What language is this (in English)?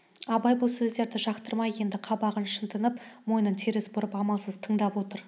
Kazakh